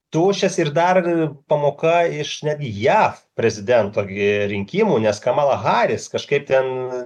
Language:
Lithuanian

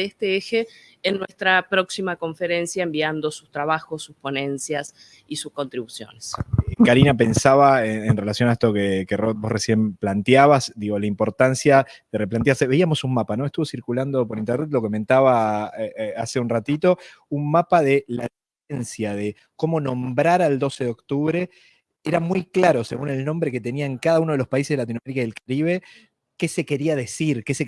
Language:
Spanish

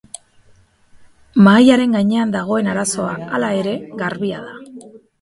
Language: Basque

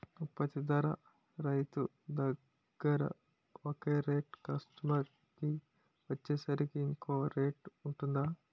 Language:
Telugu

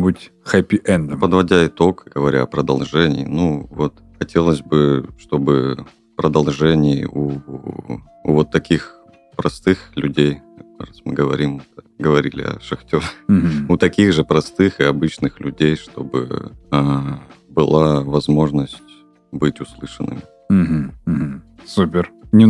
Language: Russian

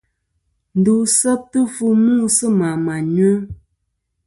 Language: Kom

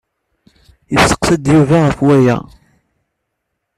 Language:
Kabyle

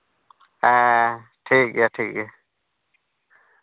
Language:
Santali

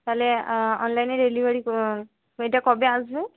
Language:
Bangla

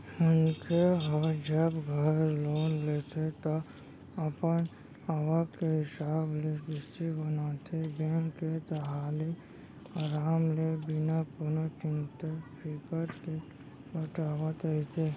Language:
Chhattisgarhi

